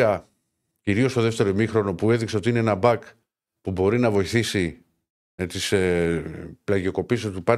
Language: Greek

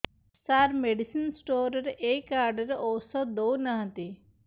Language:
Odia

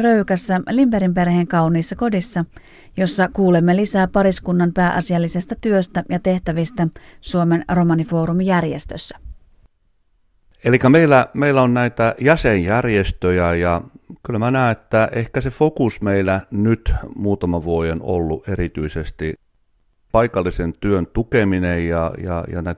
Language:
Finnish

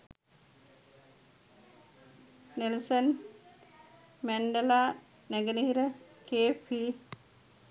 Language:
Sinhala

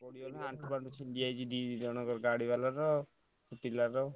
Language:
Odia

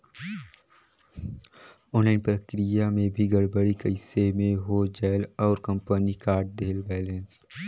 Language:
Chhattisgarhi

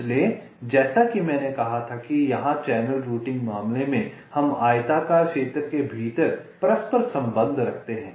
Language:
Hindi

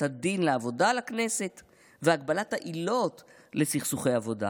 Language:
Hebrew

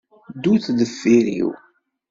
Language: Kabyle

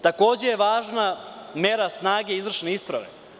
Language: Serbian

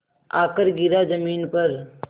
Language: Hindi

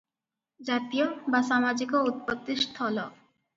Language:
Odia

